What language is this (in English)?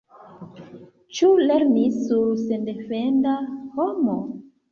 Esperanto